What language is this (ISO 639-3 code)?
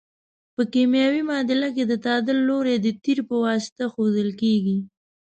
pus